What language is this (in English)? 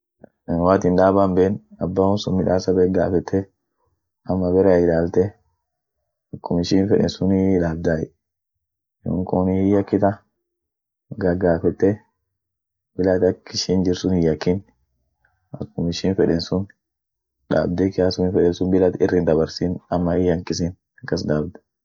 Orma